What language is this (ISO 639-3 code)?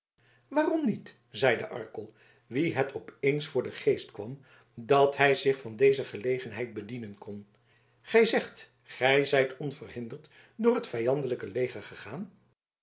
nld